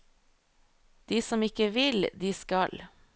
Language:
Norwegian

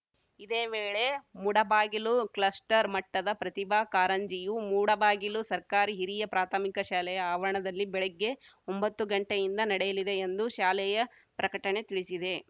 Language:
Kannada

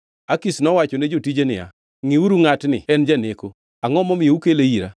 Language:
Luo (Kenya and Tanzania)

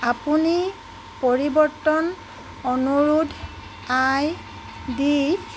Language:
Assamese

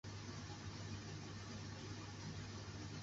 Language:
Chinese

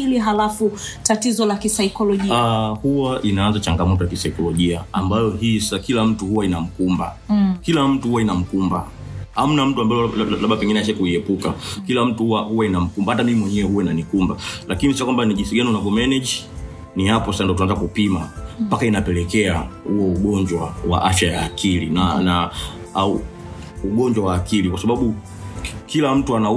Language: Swahili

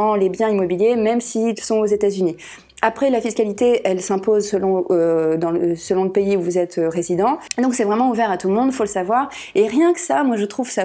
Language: French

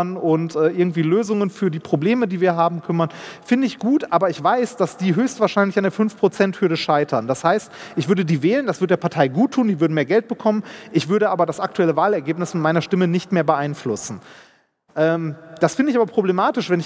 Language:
German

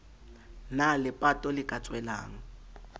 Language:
Southern Sotho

